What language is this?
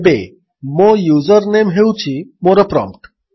Odia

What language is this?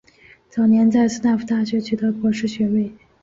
Chinese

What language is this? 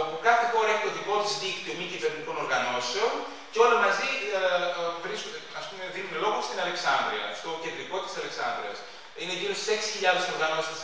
Greek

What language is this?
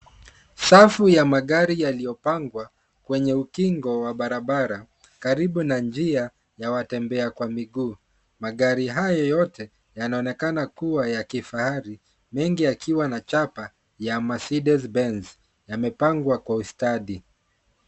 Swahili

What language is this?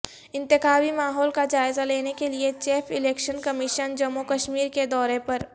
Urdu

